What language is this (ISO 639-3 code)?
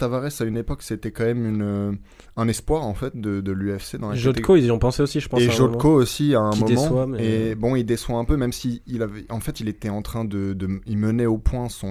fra